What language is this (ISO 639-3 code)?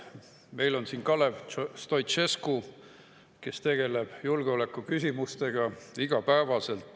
est